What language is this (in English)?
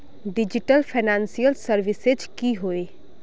Magahi